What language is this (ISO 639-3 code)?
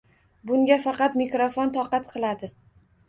uzb